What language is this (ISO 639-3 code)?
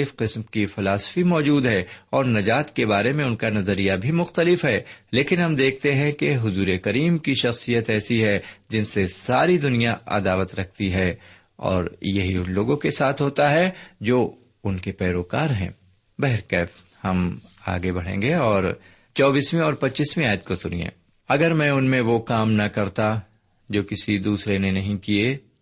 urd